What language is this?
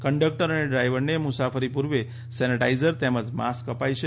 Gujarati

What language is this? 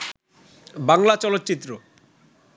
Bangla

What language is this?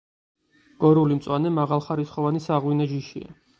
Georgian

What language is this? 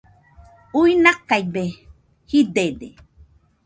Nüpode Huitoto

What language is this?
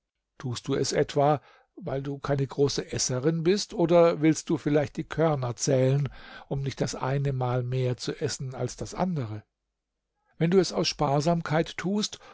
German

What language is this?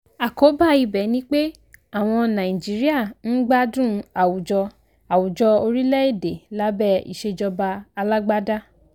Yoruba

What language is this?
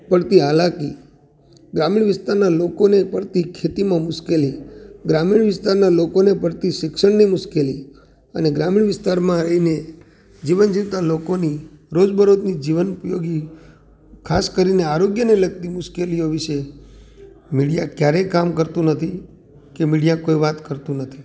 Gujarati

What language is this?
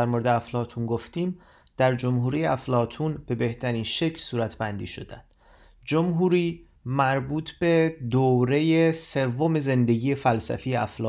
Persian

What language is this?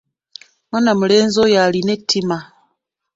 Ganda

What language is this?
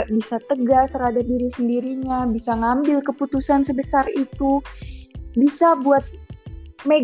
Indonesian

